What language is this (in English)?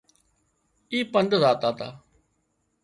Wadiyara Koli